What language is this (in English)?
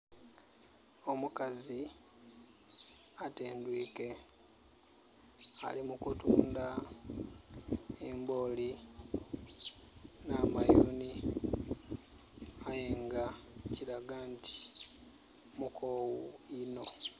Soga